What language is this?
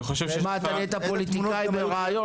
Hebrew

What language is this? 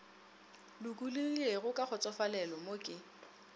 Northern Sotho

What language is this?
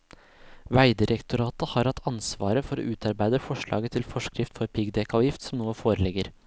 Norwegian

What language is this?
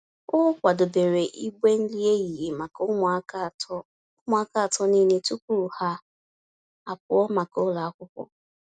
Igbo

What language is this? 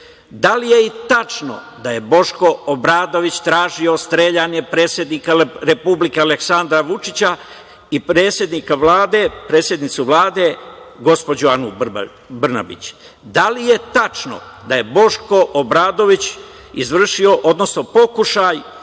Serbian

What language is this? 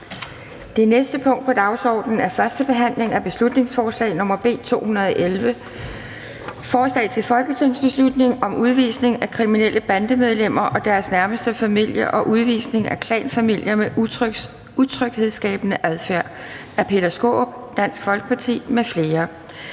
Danish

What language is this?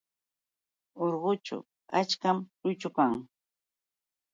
Yauyos Quechua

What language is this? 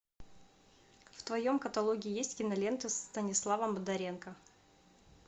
Russian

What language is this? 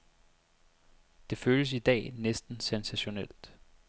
Danish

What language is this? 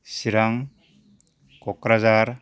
Bodo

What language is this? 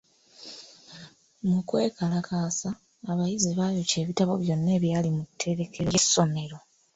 Ganda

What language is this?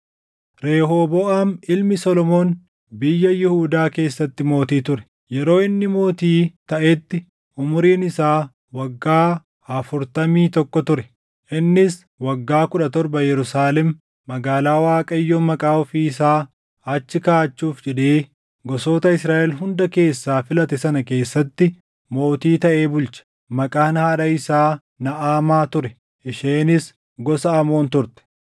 Oromo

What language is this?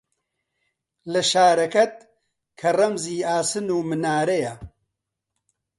Central Kurdish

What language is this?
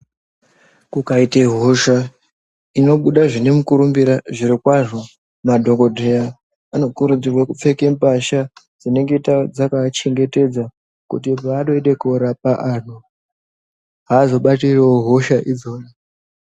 Ndau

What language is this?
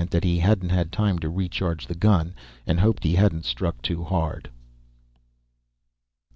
English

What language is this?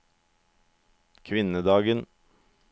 Norwegian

